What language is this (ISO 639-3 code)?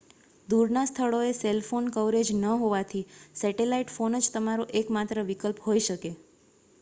guj